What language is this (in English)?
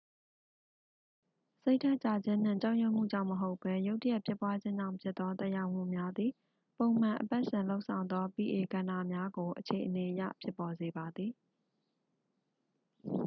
Burmese